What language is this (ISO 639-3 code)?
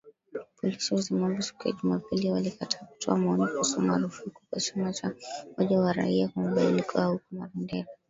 swa